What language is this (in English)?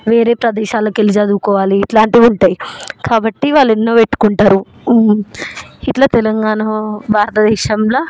Telugu